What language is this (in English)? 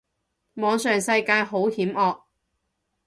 Cantonese